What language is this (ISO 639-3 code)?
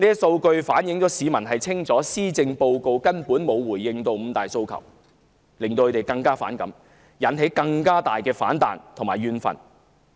yue